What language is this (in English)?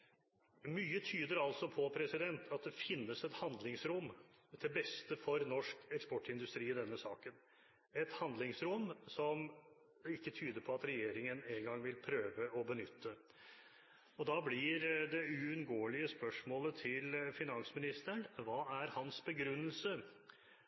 Norwegian Bokmål